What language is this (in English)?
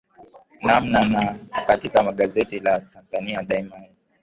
Swahili